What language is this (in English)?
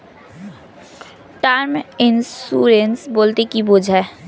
Bangla